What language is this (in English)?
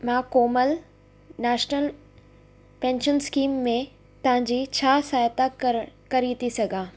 Sindhi